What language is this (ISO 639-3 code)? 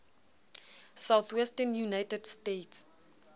sot